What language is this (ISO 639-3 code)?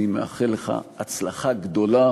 heb